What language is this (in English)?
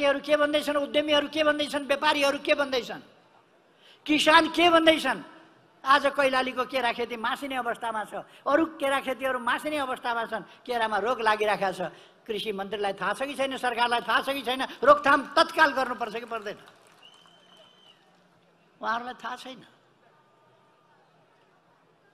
Romanian